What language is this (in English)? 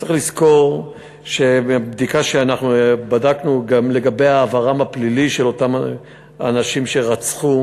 Hebrew